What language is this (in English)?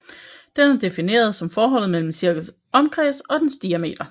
Danish